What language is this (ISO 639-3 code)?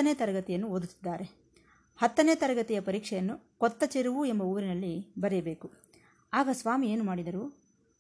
kan